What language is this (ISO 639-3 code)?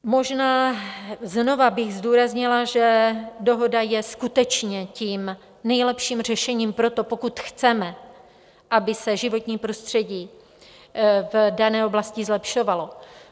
ces